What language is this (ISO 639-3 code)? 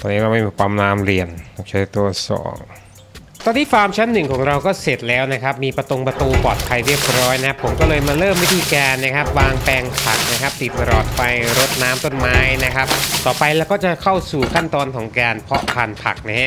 tha